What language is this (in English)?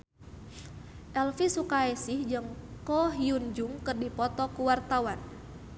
Sundanese